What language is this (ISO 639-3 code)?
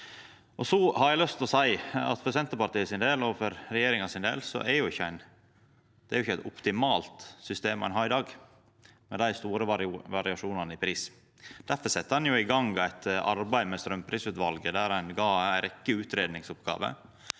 nor